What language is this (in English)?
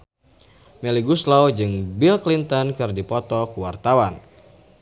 Sundanese